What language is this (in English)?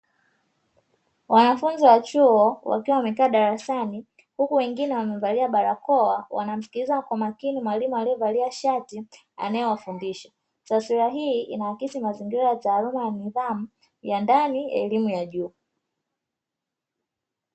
Swahili